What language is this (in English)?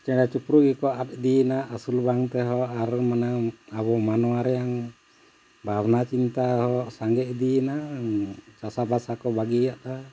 Santali